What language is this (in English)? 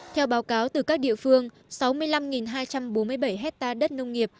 Vietnamese